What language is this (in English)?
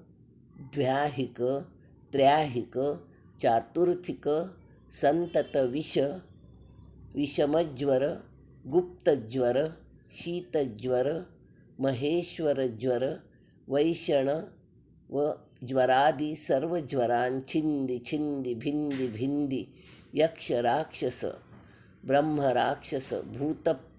Sanskrit